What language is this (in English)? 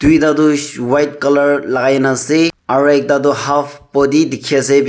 Naga Pidgin